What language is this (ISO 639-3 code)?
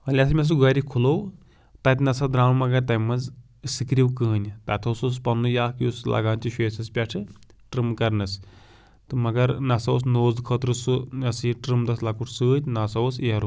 kas